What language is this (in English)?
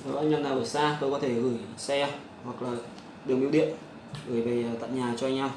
Vietnamese